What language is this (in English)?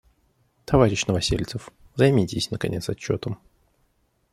Russian